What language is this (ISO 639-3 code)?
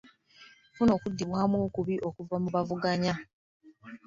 lug